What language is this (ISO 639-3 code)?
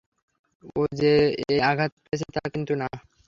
ben